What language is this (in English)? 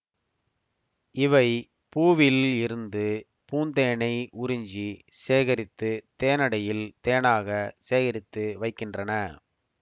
Tamil